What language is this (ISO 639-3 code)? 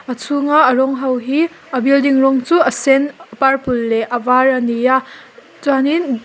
lus